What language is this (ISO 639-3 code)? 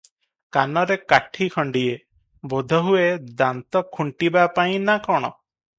ori